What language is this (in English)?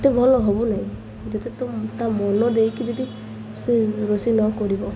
Odia